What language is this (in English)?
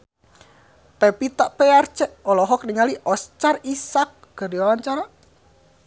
Sundanese